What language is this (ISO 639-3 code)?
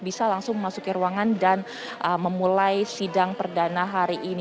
ind